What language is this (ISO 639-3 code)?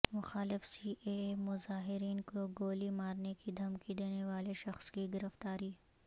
urd